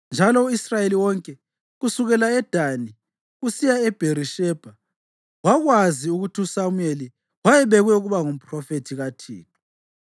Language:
North Ndebele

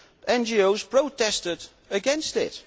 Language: English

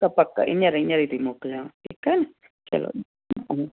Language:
Sindhi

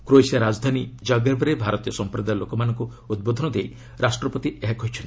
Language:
Odia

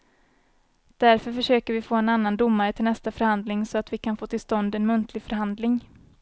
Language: Swedish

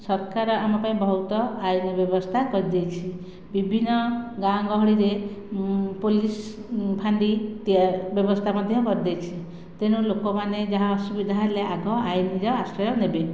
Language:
Odia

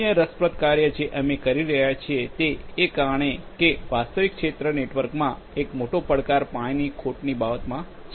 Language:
Gujarati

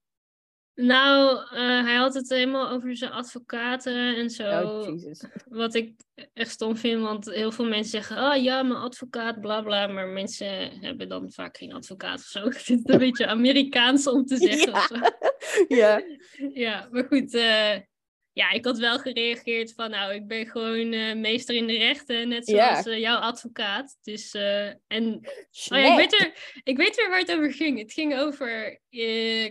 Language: Dutch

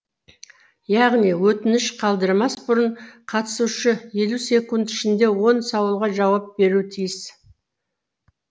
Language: Kazakh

